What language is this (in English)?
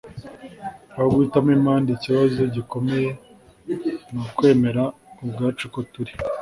Kinyarwanda